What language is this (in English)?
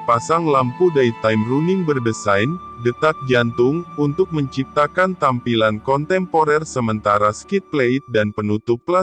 Indonesian